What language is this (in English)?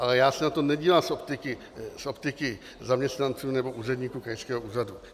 Czech